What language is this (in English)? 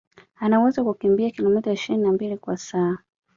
Swahili